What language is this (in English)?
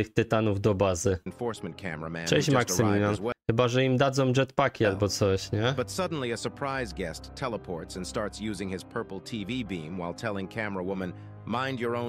Polish